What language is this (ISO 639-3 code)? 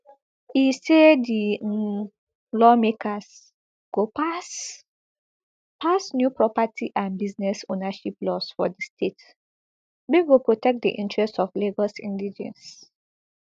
pcm